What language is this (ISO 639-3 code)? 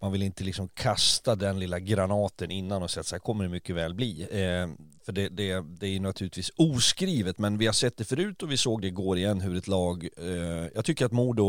swe